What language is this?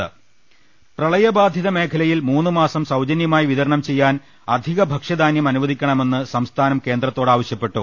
Malayalam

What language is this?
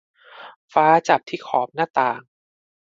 Thai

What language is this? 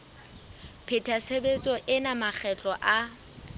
Southern Sotho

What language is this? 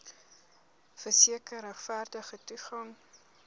Afrikaans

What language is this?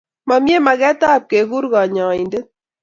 Kalenjin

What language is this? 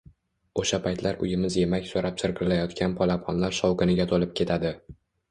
Uzbek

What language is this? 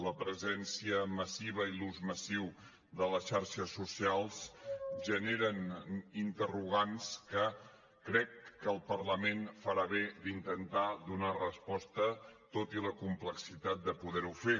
Catalan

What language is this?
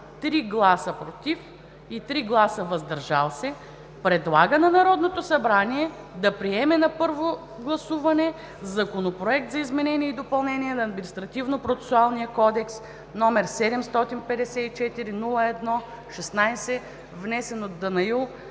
Bulgarian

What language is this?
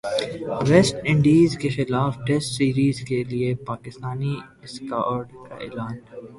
Urdu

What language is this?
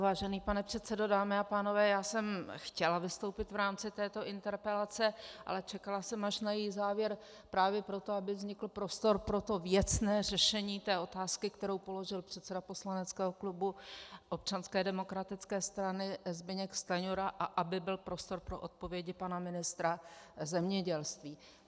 Czech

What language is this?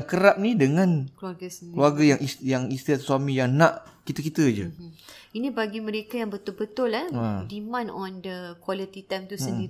Malay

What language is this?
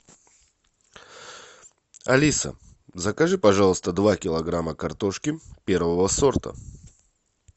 Russian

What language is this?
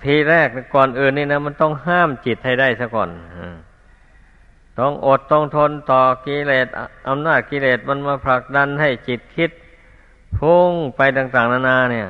Thai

